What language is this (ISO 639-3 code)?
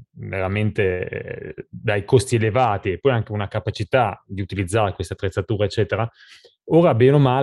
ita